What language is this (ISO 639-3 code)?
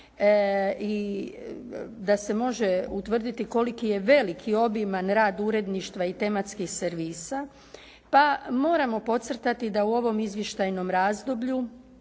hrv